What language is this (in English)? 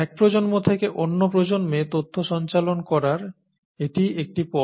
Bangla